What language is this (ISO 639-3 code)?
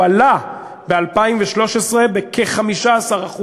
heb